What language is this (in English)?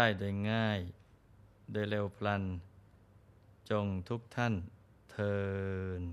Thai